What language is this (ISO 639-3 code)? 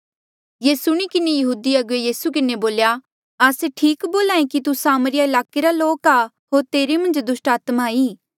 mjl